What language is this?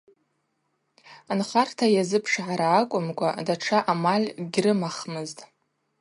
Abaza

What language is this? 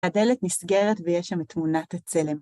Hebrew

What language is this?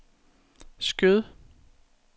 Danish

